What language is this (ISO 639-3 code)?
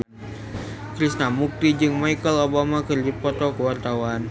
sun